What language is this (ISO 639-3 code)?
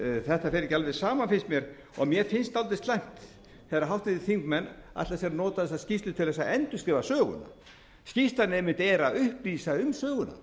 isl